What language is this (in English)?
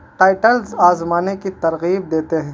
Urdu